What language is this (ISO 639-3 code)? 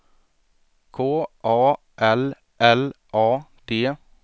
swe